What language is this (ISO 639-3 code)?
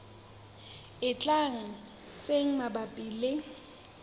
sot